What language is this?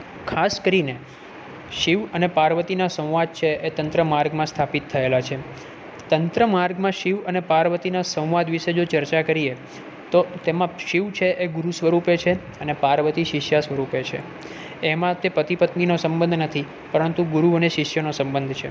Gujarati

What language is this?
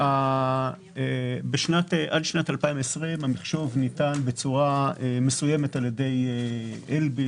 Hebrew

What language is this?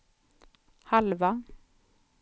Swedish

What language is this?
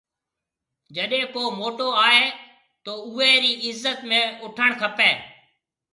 Marwari (Pakistan)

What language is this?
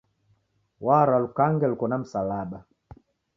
Taita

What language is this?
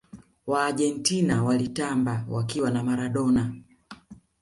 Swahili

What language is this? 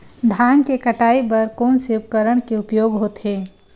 Chhattisgarhi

